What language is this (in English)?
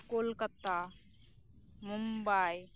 Santali